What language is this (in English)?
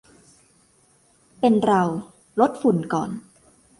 Thai